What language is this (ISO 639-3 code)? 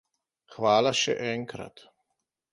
slv